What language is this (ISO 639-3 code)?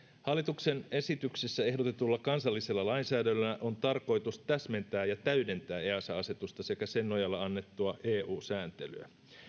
fin